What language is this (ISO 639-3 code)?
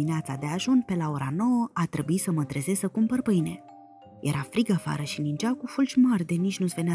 ron